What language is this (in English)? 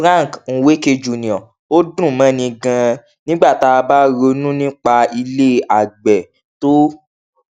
Yoruba